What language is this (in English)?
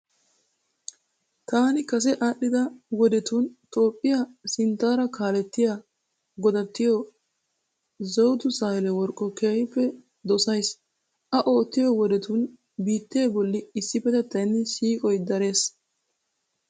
Wolaytta